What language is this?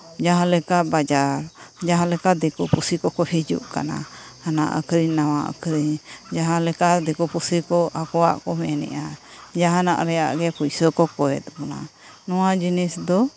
Santali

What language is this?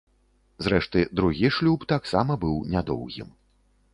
Belarusian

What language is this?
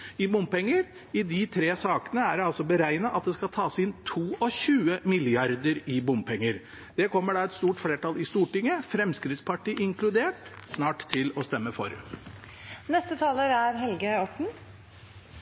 Norwegian Bokmål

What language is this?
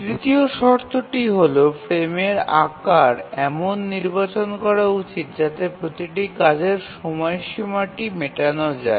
Bangla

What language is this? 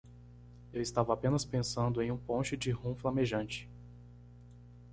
Portuguese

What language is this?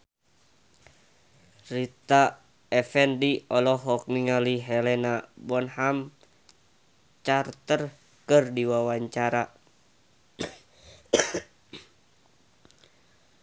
Sundanese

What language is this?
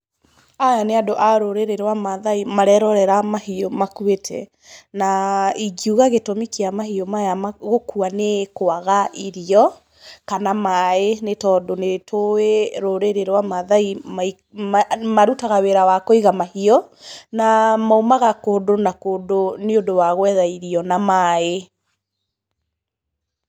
Kikuyu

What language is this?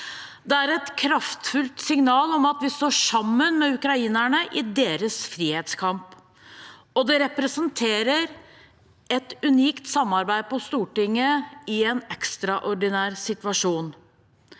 Norwegian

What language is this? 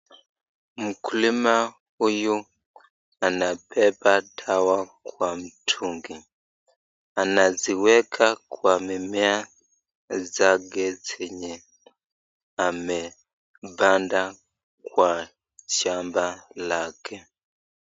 Swahili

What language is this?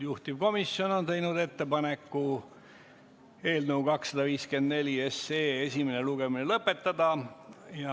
Estonian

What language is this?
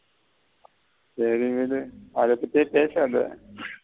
Tamil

